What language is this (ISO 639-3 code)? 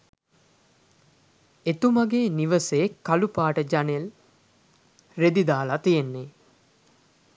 sin